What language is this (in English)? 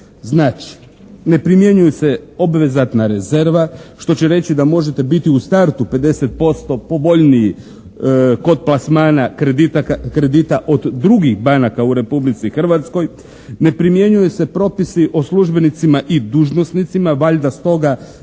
Croatian